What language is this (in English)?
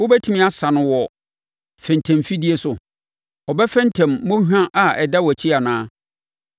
Akan